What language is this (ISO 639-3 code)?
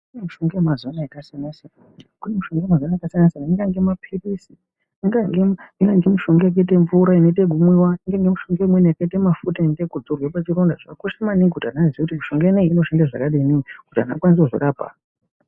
ndc